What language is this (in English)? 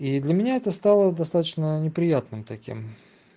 Russian